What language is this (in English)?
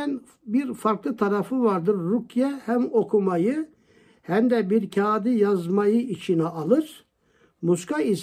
Turkish